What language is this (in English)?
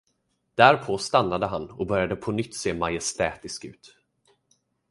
Swedish